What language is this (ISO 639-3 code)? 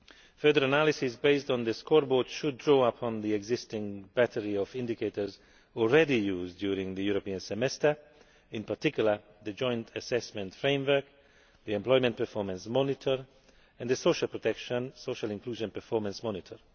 eng